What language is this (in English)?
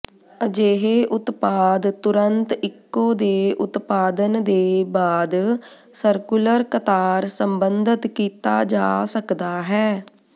Punjabi